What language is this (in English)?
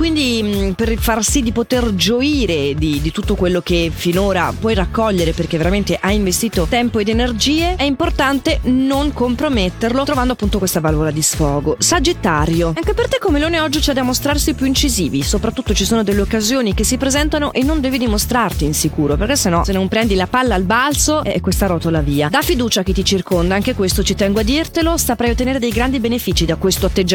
Italian